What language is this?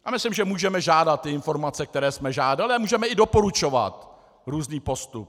Czech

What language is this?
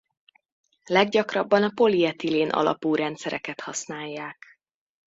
Hungarian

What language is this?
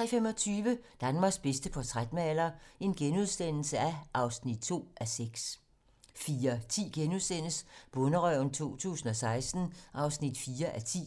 Danish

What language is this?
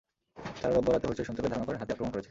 Bangla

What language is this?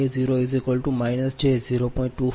Gujarati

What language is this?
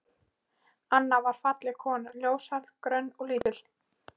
Icelandic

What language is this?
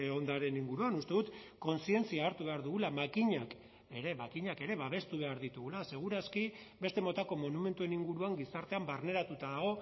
Basque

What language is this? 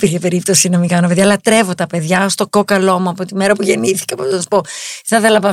Greek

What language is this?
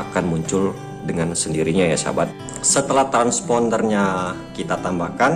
Indonesian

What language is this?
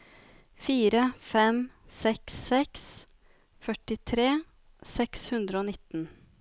Norwegian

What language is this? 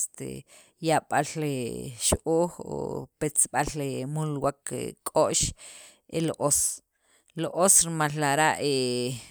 Sacapulteco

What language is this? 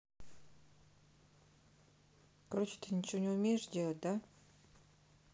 Russian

